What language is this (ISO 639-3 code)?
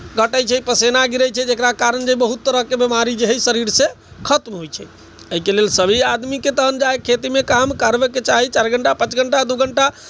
mai